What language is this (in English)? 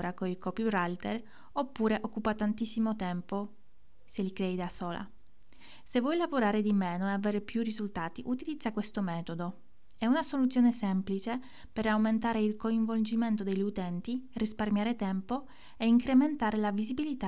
Italian